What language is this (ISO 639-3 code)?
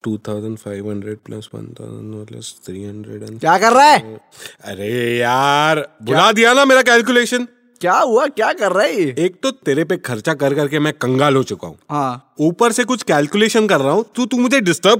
hin